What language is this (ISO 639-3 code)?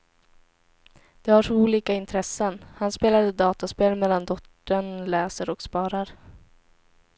swe